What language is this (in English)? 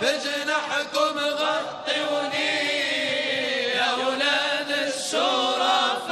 Arabic